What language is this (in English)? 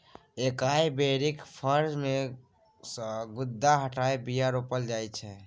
Maithili